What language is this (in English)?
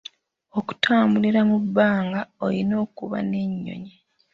Ganda